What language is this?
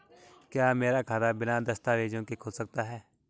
Hindi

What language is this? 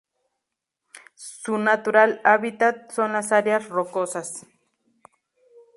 Spanish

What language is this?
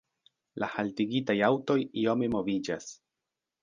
Esperanto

